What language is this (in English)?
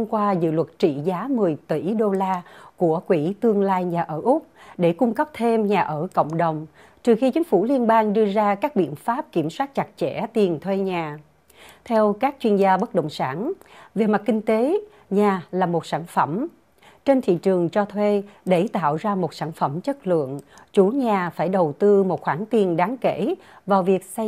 Vietnamese